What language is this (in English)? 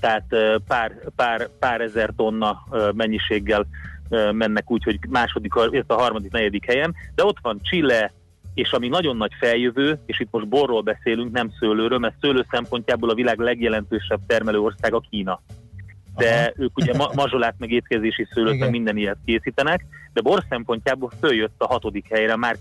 Hungarian